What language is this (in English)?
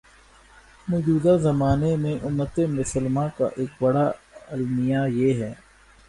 Urdu